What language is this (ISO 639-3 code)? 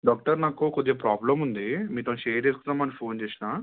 tel